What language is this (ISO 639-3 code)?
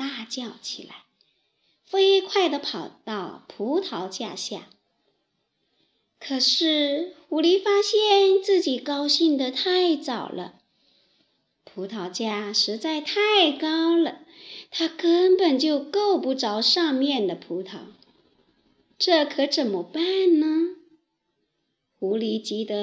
zho